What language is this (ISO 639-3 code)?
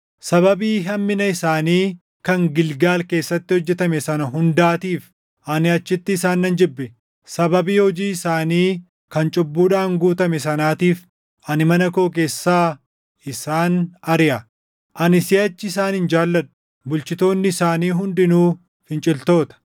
orm